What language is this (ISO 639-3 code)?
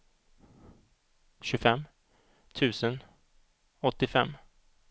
swe